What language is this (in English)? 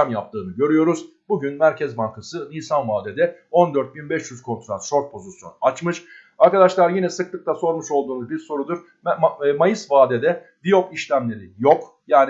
Turkish